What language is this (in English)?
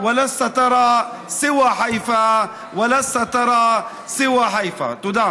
Hebrew